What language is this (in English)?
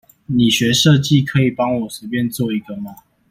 Chinese